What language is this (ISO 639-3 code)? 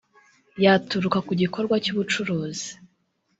kin